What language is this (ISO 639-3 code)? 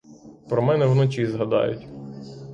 ukr